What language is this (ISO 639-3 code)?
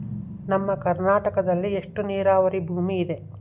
kan